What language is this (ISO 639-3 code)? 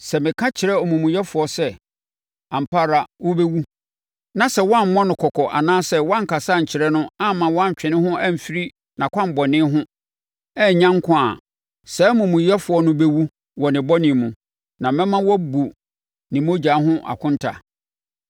aka